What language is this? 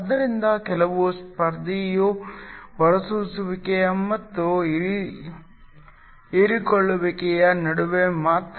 Kannada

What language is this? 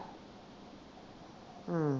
Punjabi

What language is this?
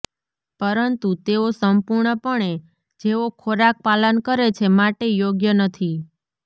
Gujarati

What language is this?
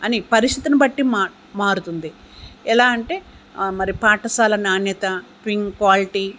Telugu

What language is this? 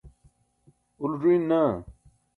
Burushaski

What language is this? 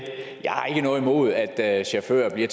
Danish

